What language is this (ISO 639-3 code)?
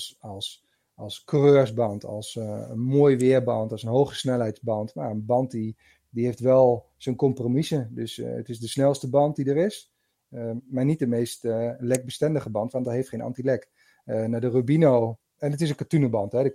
nld